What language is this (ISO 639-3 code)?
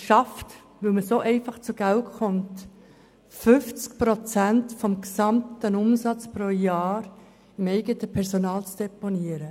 gsw